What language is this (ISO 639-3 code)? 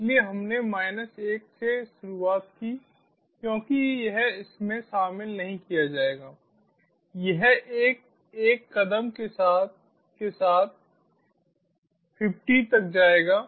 hin